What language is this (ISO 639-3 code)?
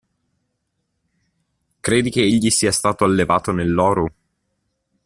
ita